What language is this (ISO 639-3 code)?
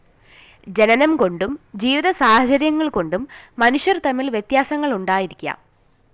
mal